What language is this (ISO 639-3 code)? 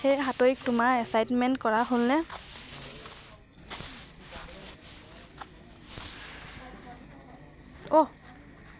asm